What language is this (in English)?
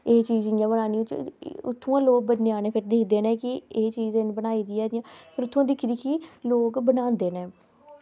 Dogri